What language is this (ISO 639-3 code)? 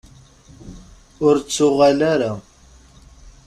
kab